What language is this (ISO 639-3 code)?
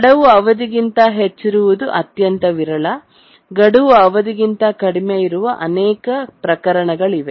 kan